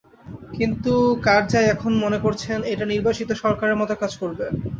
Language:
Bangla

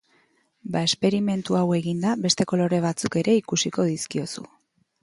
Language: Basque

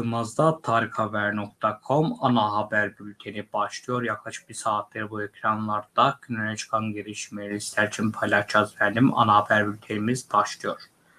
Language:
Turkish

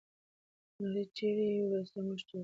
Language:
Pashto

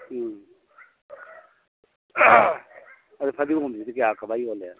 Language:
Manipuri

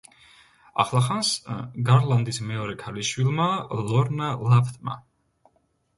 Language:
Georgian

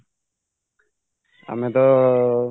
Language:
Odia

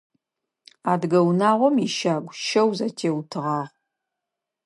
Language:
Adyghe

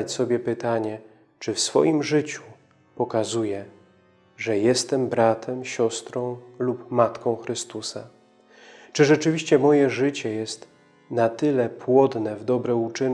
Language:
Polish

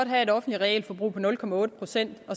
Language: Danish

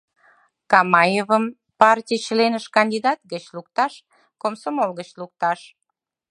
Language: Mari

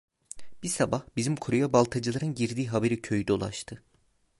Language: Turkish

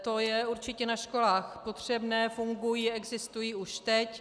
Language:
Czech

